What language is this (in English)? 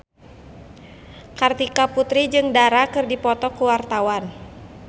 Sundanese